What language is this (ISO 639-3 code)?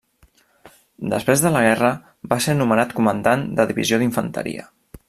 cat